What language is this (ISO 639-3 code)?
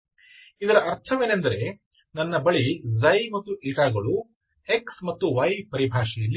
kan